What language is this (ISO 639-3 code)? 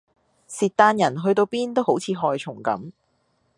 yue